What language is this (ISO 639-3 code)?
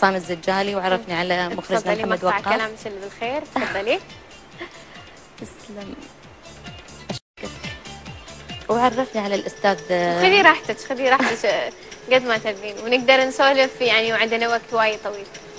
ara